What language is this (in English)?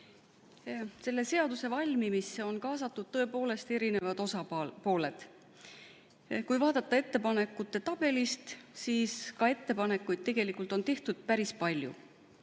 Estonian